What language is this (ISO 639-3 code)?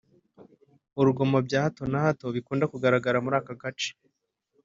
kin